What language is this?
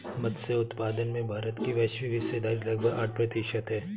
Hindi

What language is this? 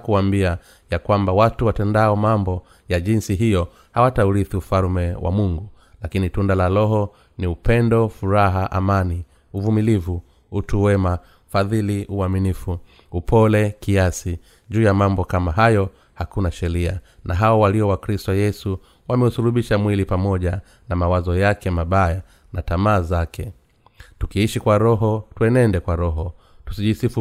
Swahili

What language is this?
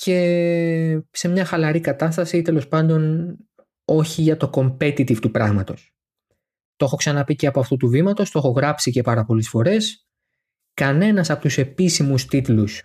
Greek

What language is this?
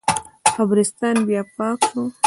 Pashto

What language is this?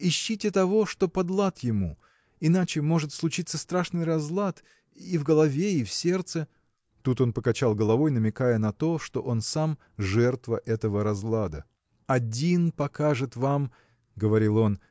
Russian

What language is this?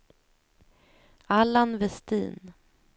Swedish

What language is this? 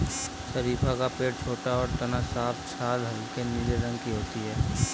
Hindi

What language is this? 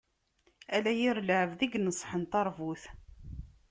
Kabyle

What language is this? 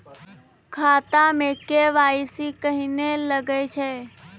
Maithili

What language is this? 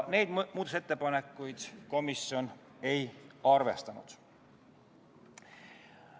Estonian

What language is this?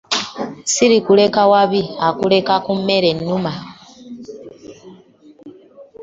Ganda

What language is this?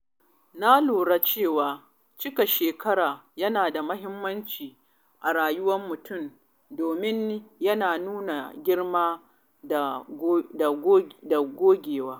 Hausa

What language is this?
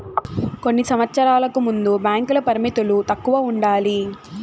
Telugu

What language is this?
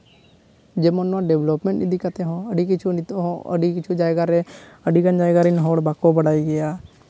Santali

